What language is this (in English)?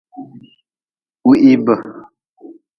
Nawdm